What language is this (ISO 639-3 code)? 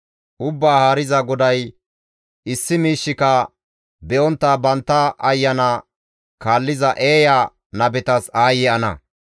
gmv